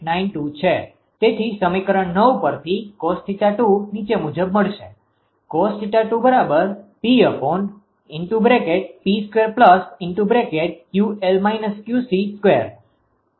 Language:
Gujarati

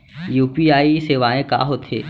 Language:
Chhattisgarhi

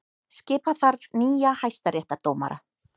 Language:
Icelandic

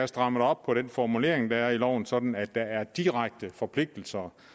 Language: Danish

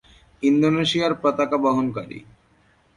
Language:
Bangla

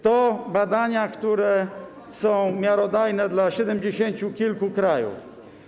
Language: Polish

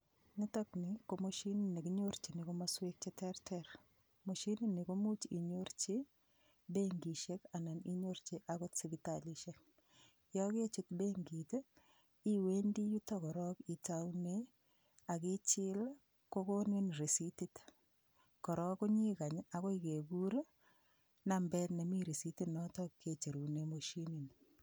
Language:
Kalenjin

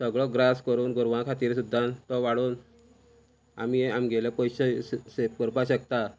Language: Konkani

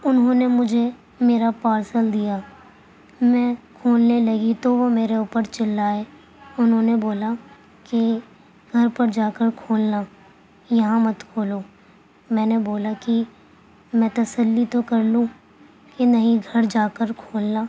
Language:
Urdu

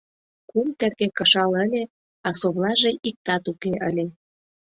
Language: Mari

